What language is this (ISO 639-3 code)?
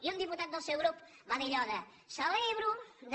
cat